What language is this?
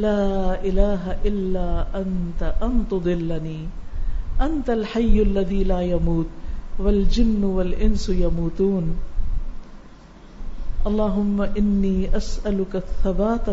Urdu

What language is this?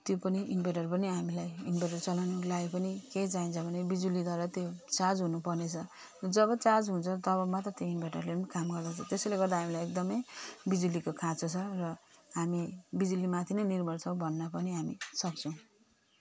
Nepali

